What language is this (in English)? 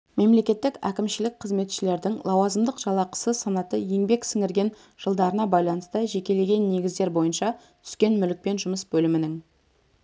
Kazakh